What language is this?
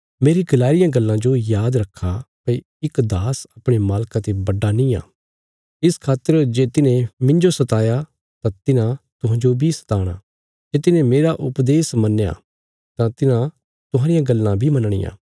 Bilaspuri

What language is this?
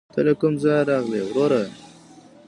Pashto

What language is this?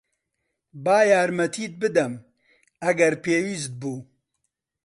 Central Kurdish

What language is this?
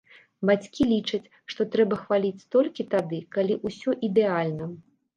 Belarusian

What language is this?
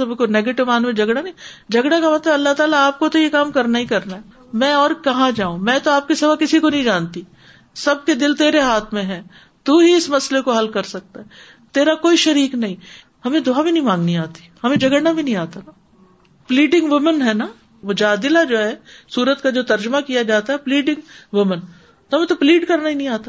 Urdu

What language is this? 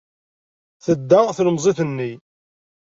Kabyle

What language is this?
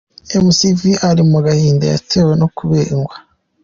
Kinyarwanda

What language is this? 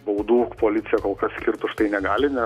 Lithuanian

